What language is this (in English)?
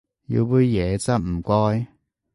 Cantonese